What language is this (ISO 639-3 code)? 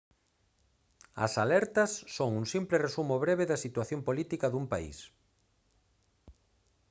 glg